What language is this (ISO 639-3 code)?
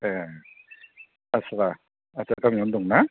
brx